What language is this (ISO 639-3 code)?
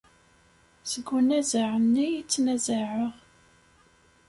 kab